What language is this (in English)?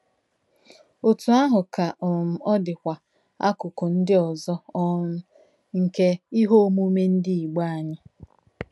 Igbo